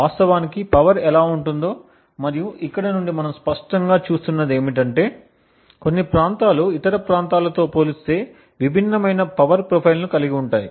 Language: Telugu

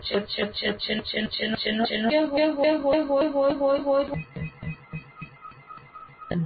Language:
Gujarati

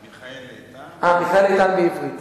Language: Hebrew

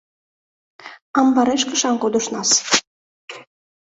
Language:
Mari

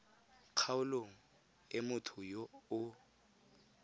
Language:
Tswana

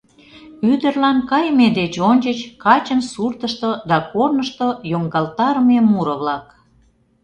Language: Mari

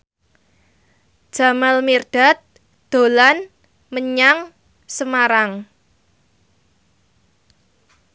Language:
Javanese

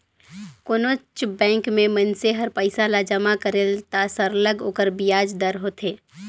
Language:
Chhattisgarhi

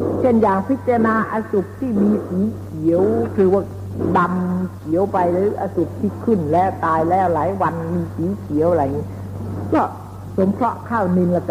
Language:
Thai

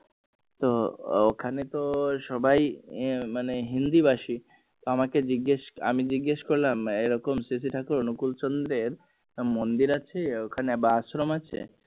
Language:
Bangla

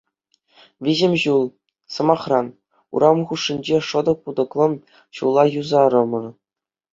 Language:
Chuvash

